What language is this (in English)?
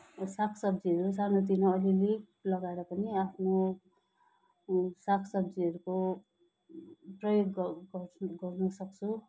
Nepali